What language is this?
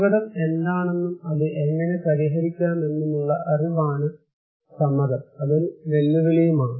Malayalam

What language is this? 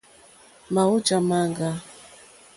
Mokpwe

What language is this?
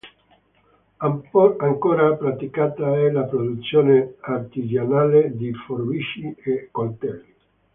Italian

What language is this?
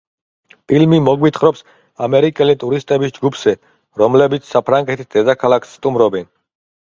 Georgian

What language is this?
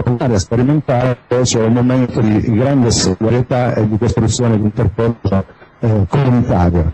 Italian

